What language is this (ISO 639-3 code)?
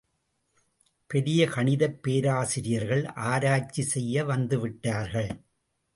tam